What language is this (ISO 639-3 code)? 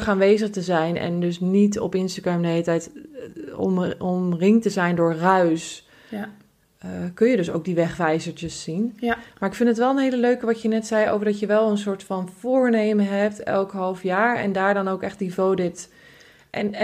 nld